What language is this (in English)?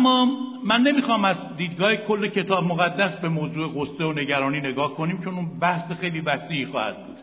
Persian